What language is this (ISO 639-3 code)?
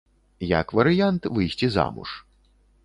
bel